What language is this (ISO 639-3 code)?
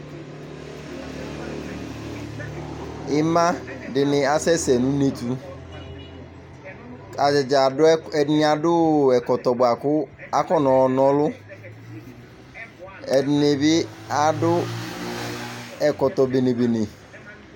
kpo